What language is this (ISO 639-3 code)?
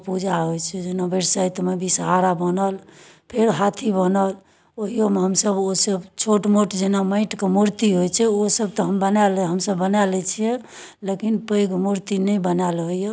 mai